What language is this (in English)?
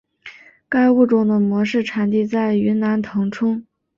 Chinese